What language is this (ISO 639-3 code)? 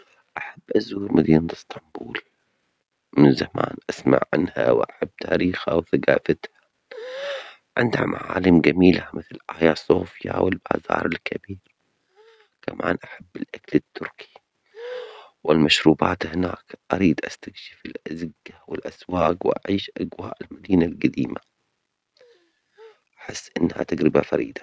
acx